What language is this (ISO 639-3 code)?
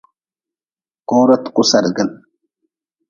nmz